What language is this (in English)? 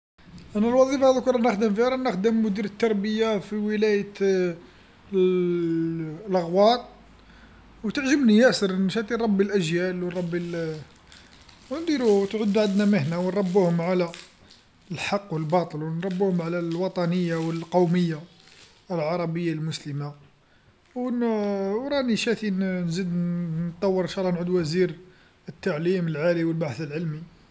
Algerian Arabic